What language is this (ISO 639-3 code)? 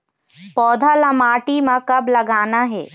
hne